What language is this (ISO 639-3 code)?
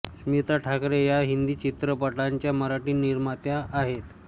mar